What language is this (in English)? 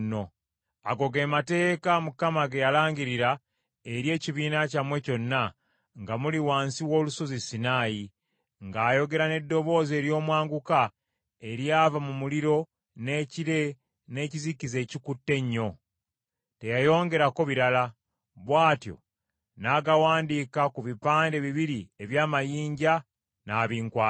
Ganda